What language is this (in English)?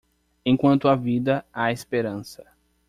Portuguese